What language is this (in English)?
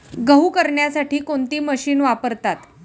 Marathi